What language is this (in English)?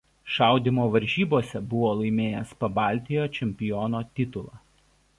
Lithuanian